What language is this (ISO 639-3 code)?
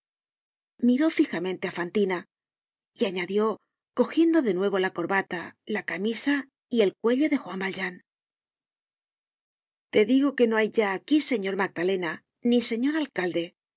spa